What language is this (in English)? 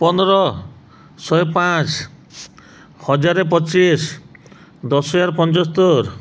Odia